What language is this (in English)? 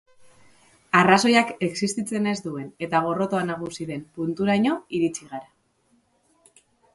Basque